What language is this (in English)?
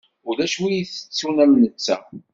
Kabyle